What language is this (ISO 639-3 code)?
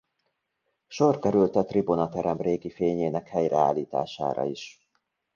hun